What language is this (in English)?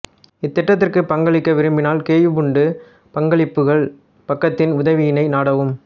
Tamil